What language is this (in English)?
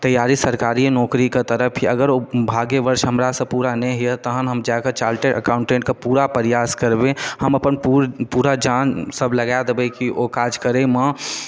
Maithili